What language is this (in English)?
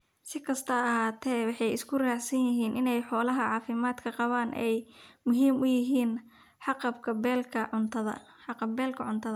Somali